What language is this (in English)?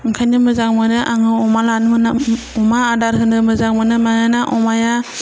Bodo